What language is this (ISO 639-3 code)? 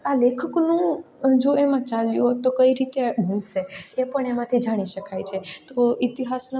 guj